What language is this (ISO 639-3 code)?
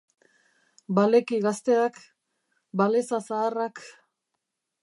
eus